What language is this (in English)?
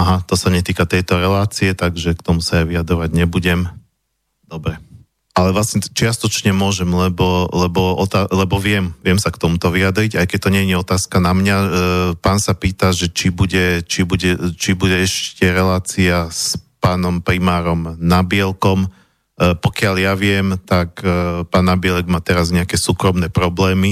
Slovak